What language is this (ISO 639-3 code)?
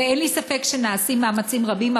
heb